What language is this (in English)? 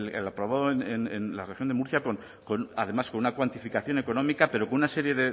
Spanish